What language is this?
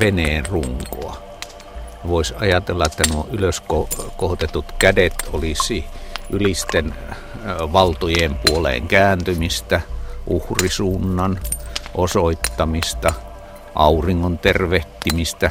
Finnish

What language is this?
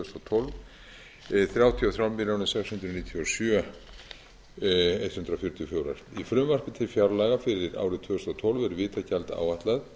Icelandic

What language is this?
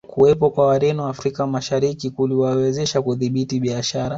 Swahili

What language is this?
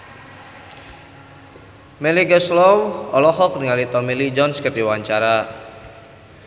Sundanese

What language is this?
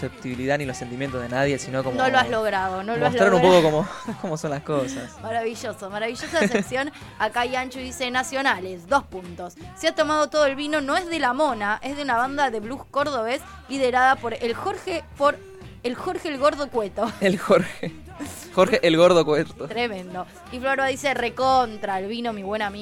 Spanish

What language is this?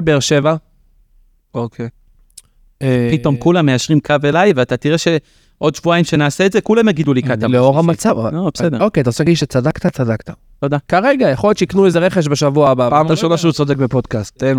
Hebrew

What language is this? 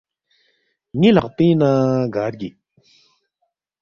Balti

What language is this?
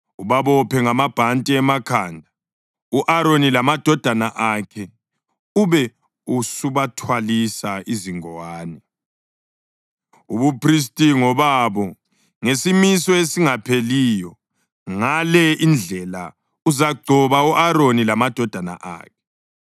North Ndebele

